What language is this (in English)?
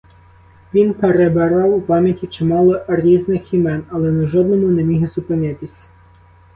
Ukrainian